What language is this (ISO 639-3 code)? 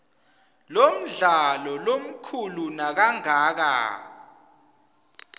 ssw